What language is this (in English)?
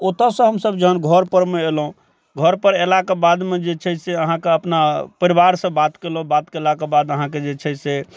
Maithili